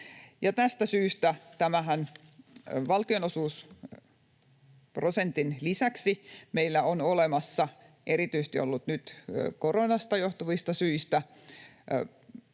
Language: Finnish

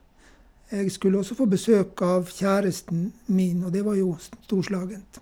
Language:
Norwegian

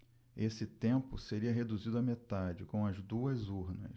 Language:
Portuguese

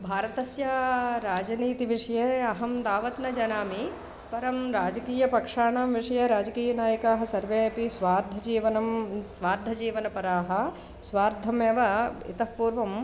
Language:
Sanskrit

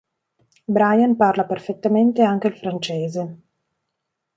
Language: Italian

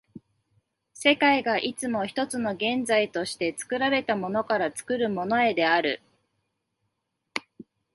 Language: Japanese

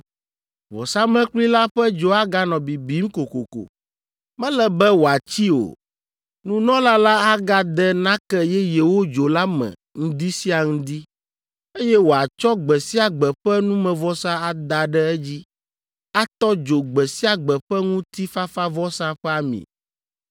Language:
Ewe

